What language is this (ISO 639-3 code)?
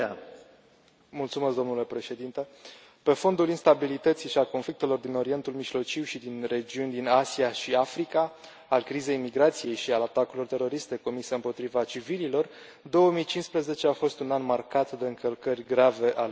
ron